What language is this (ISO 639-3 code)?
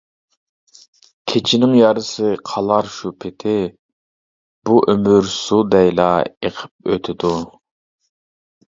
uig